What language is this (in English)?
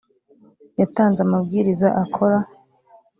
Kinyarwanda